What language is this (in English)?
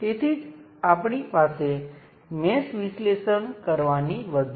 Gujarati